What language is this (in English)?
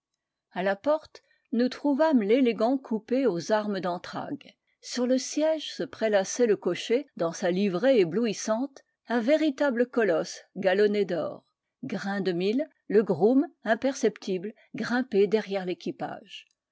French